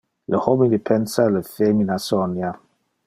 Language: Interlingua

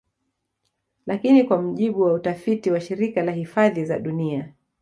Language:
Swahili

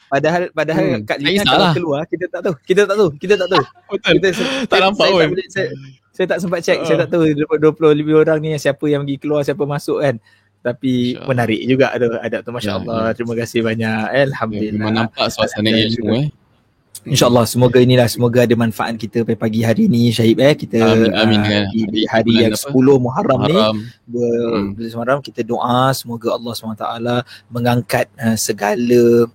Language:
Malay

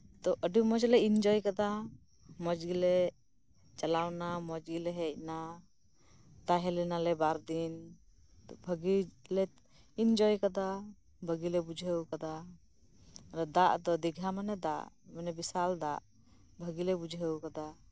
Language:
Santali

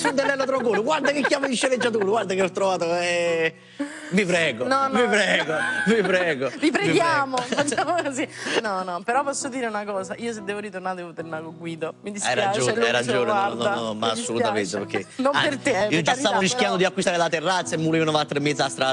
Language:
Italian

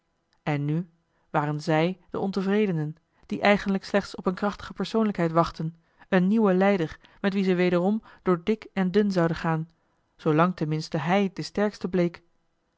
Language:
Dutch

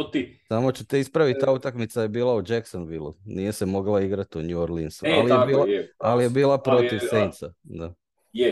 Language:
Croatian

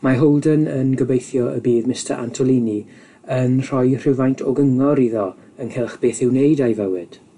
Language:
Welsh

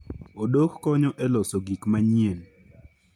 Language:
Luo (Kenya and Tanzania)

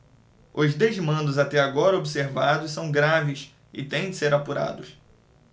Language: Portuguese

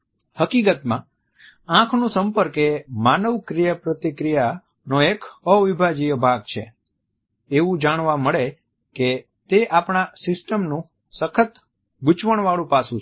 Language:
Gujarati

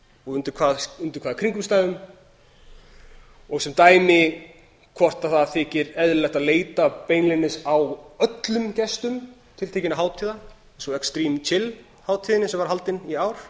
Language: Icelandic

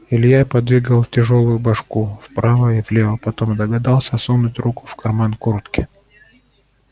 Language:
Russian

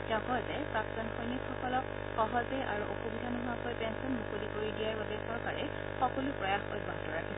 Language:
Assamese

